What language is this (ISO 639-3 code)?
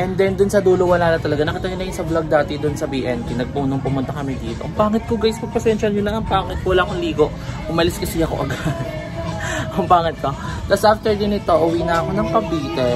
fil